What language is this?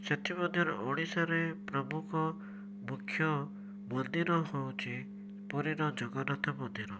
Odia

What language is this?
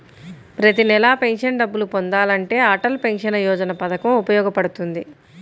Telugu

